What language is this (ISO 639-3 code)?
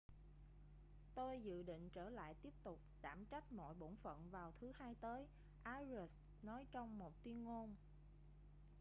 vie